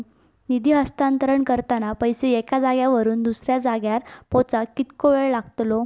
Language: Marathi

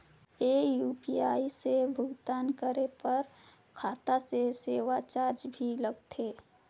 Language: Chhattisgarhi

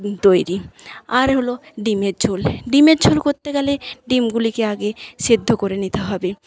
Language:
Bangla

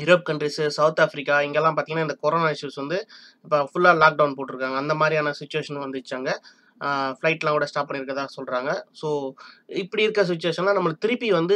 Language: Tamil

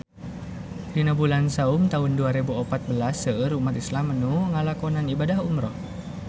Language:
Sundanese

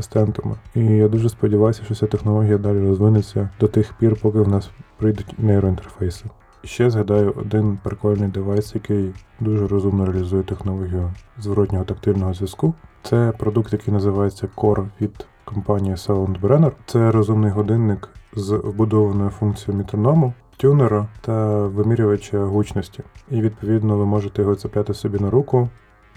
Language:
Ukrainian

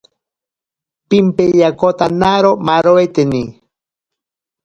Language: Ashéninka Perené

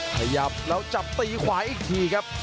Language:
Thai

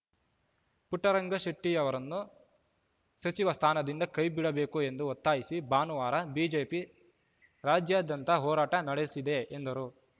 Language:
Kannada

